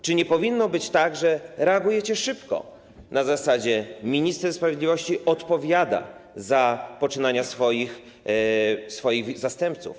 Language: Polish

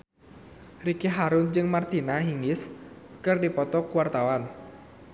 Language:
Sundanese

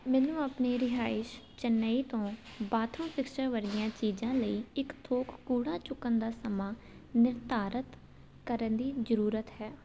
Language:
Punjabi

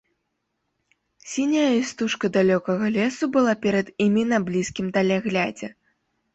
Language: Belarusian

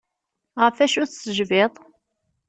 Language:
Kabyle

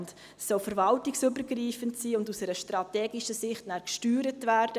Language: Swiss German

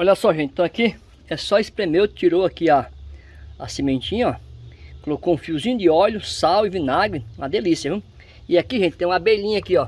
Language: Portuguese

